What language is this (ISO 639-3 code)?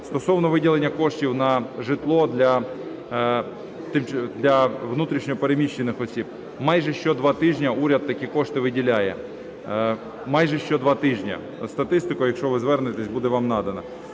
ukr